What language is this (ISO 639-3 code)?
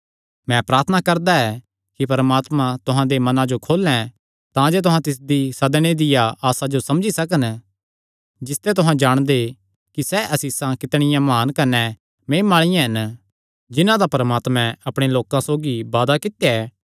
xnr